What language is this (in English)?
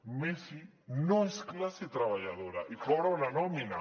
Catalan